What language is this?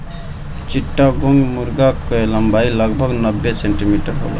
Bhojpuri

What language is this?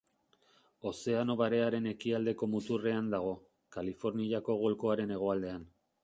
Basque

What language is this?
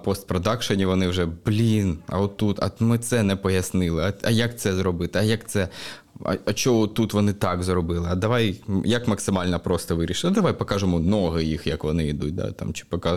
Ukrainian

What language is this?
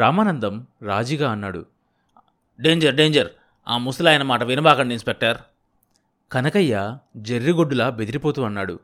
Telugu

